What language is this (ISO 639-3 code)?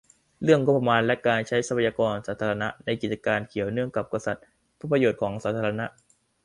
tha